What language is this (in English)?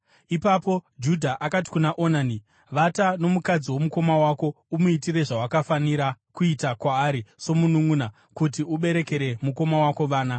Shona